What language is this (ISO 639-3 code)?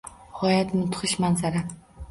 uzb